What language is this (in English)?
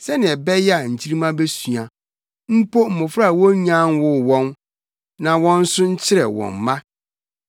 Akan